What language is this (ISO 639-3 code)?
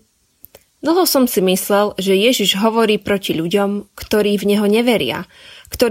slk